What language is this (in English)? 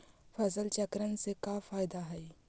Magahi